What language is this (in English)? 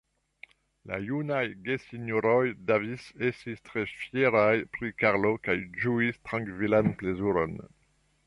Esperanto